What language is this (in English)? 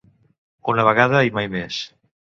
Catalan